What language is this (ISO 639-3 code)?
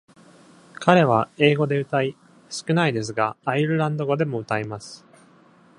jpn